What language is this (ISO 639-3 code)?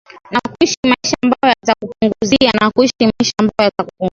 swa